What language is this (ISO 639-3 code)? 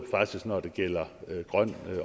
dan